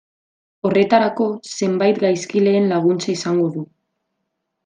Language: Basque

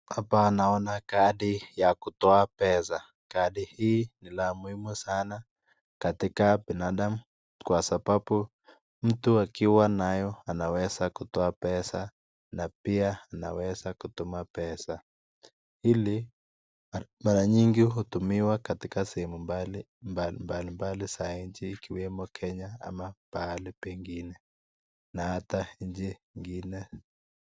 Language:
Swahili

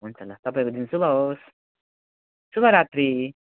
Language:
Nepali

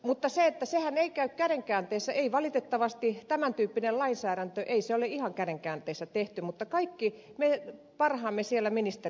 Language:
Finnish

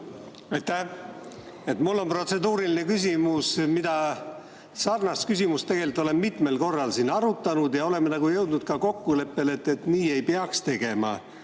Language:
Estonian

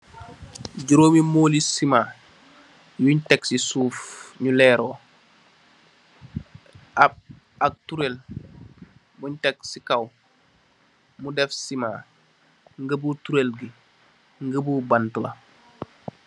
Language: Wolof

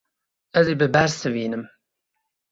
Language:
Kurdish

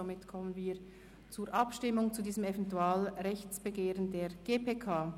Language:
Swiss German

